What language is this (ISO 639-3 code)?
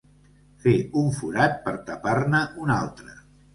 cat